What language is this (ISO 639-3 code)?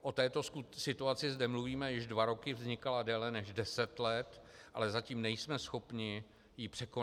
ces